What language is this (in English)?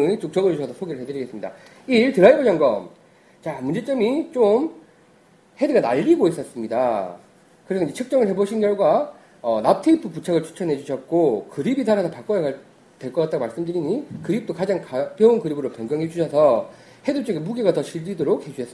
Korean